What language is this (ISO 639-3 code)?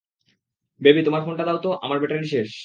ben